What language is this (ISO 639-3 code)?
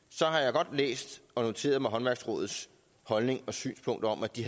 dan